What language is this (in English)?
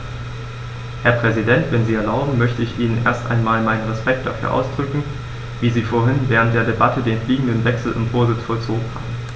German